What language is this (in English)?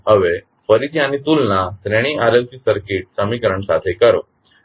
Gujarati